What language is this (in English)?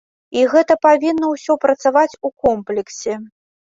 Belarusian